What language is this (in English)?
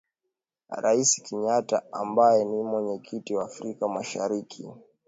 Swahili